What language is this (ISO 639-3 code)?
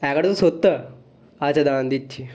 ben